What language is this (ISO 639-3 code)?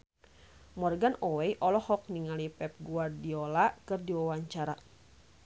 sun